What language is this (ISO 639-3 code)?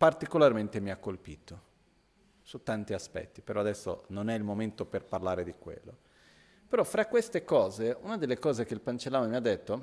ita